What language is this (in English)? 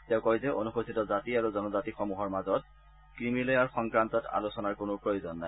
Assamese